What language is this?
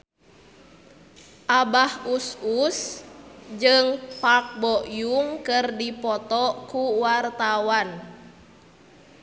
Sundanese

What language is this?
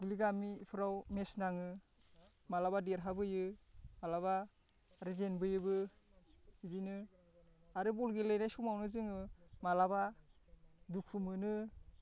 Bodo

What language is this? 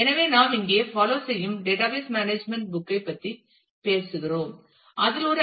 Tamil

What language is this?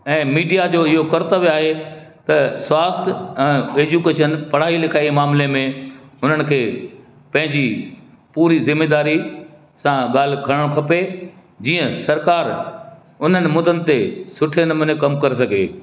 Sindhi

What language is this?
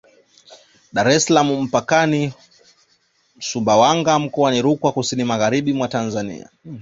Swahili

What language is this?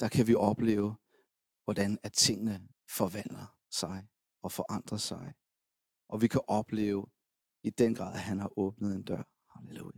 Danish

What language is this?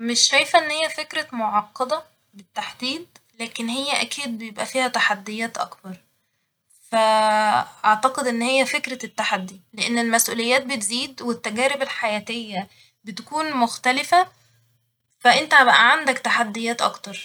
Egyptian Arabic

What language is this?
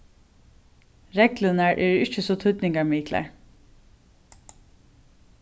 Faroese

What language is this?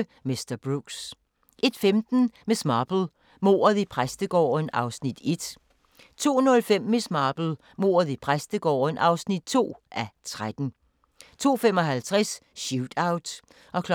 Danish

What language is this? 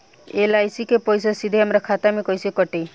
Bhojpuri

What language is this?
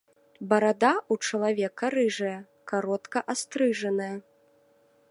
Belarusian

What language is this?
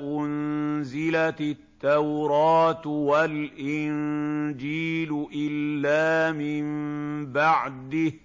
Arabic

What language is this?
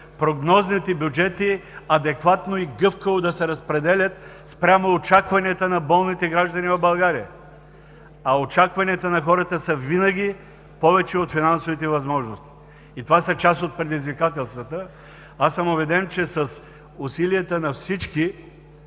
Bulgarian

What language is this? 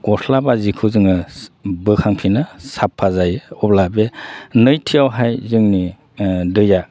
Bodo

